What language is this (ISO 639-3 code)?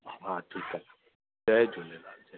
snd